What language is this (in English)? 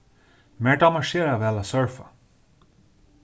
Faroese